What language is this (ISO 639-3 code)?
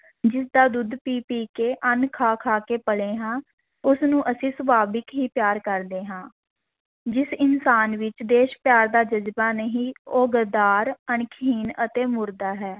pan